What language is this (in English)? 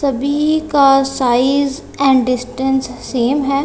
Hindi